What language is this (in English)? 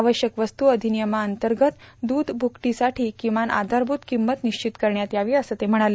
Marathi